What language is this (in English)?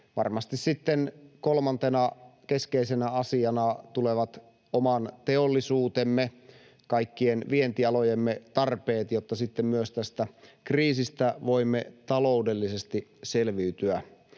Finnish